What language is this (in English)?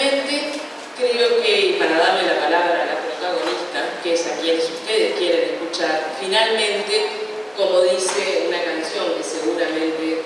Spanish